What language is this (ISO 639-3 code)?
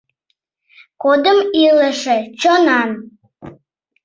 chm